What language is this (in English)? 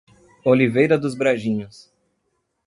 Portuguese